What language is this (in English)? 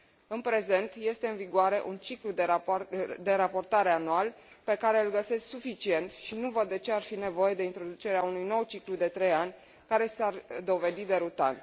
Romanian